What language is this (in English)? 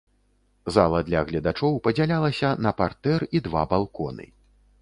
Belarusian